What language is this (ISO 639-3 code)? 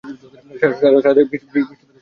ben